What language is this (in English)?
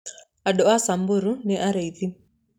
Kikuyu